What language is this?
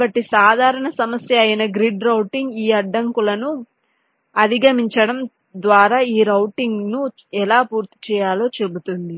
Telugu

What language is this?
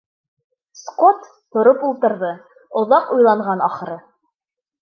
Bashkir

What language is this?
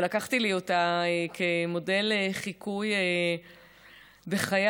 Hebrew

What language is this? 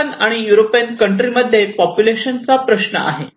Marathi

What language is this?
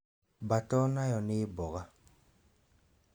Kikuyu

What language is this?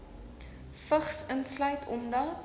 Afrikaans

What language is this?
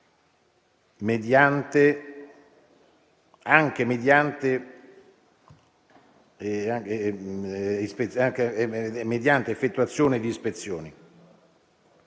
Italian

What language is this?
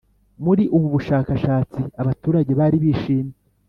Kinyarwanda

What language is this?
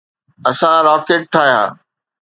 Sindhi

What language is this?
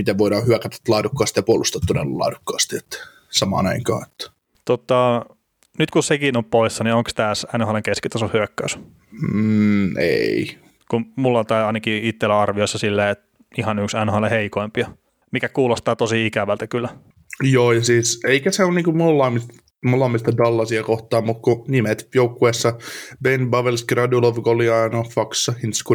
Finnish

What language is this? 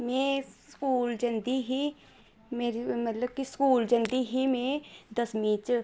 Dogri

